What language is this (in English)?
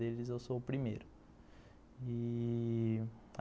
Portuguese